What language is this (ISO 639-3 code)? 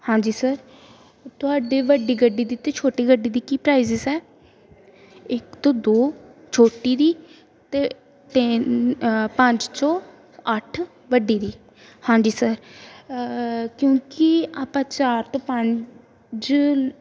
pan